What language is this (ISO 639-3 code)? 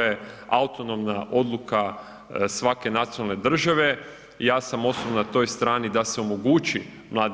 hrv